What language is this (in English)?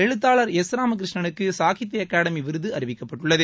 Tamil